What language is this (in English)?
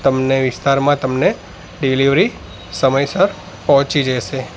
Gujarati